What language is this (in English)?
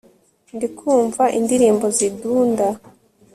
Kinyarwanda